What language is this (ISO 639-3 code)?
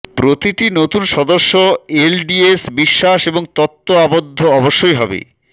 ben